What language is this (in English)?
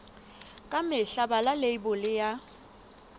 Southern Sotho